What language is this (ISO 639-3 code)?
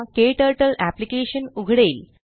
mar